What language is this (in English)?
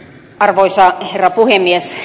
Finnish